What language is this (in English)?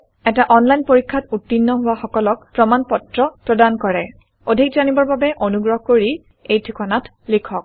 Assamese